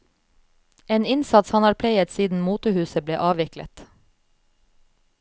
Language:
Norwegian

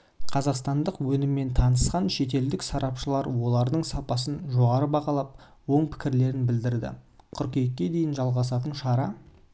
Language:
Kazakh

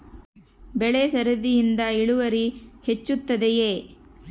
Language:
Kannada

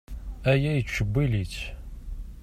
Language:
Kabyle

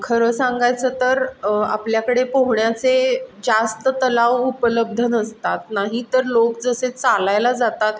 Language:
Marathi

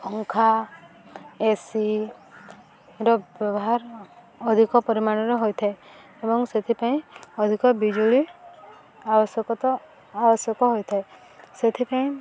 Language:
Odia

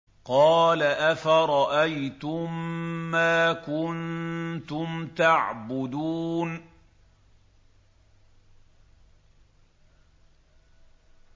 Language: Arabic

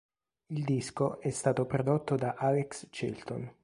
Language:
Italian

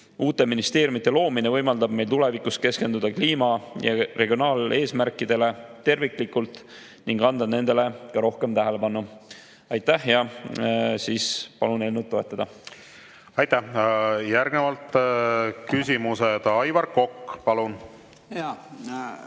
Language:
Estonian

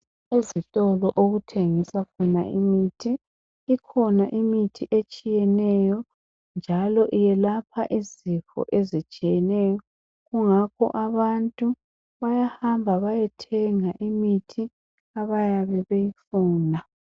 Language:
North Ndebele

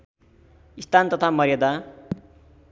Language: Nepali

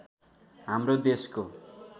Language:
Nepali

